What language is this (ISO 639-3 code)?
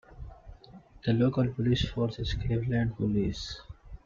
eng